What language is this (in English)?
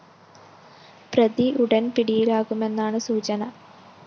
Malayalam